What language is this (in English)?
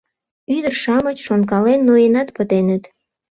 Mari